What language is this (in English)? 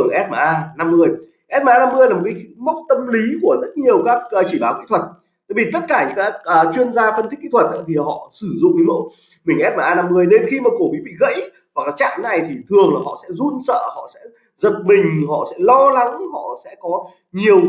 Vietnamese